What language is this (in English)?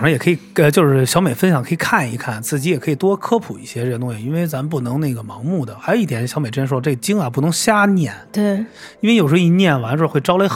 Chinese